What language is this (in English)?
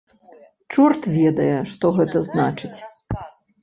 Belarusian